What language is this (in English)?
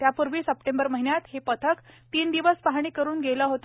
Marathi